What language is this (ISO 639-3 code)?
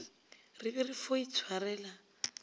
nso